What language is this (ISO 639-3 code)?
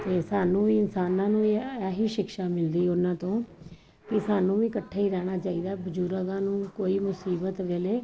pan